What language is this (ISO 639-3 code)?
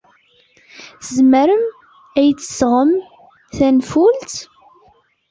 kab